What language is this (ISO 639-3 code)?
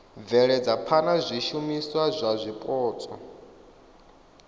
ven